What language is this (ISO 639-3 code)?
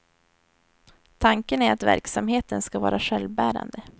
swe